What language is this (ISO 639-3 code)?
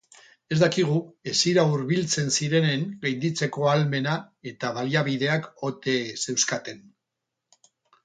eus